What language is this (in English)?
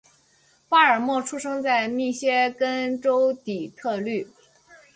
Chinese